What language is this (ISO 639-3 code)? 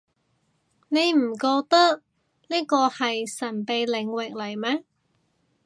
yue